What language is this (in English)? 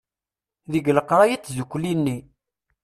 Kabyle